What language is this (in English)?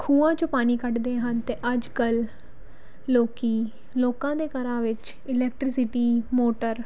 Punjabi